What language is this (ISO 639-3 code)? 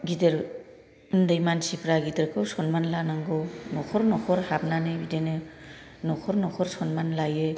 brx